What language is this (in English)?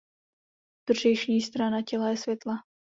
Czech